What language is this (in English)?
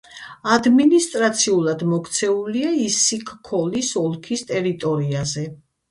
Georgian